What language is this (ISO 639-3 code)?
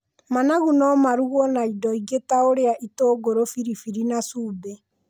kik